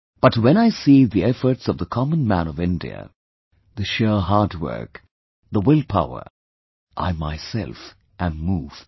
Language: English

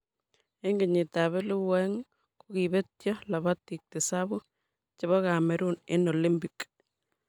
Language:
Kalenjin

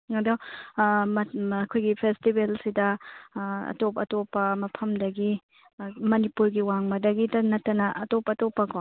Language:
Manipuri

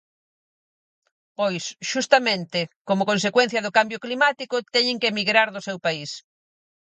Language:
Galician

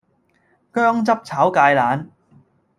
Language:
Cantonese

